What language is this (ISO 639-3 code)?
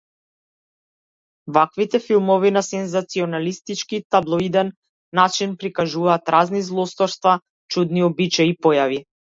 mkd